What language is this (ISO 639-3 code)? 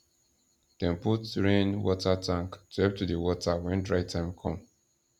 pcm